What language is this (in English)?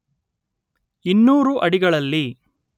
Kannada